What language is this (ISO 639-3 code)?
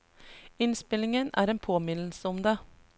nor